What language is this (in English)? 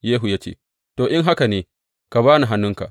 Hausa